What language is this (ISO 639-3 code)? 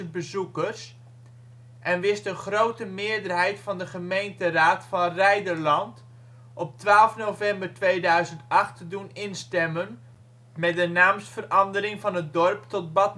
nld